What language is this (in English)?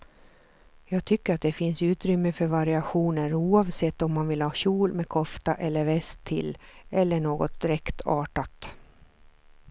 Swedish